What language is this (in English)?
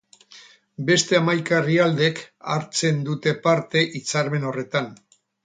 Basque